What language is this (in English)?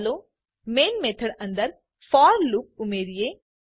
Gujarati